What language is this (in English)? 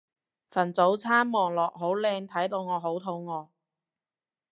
Cantonese